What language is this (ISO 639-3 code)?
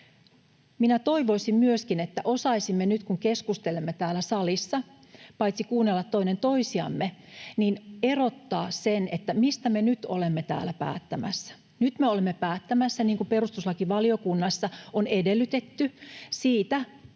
fin